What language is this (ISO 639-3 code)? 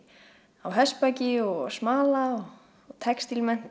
isl